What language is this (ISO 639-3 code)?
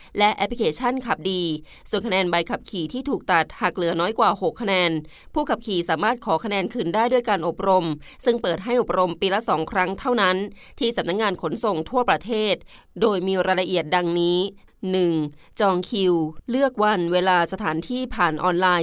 tha